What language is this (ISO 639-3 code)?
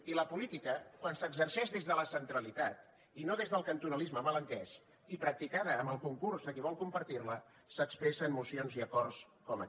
cat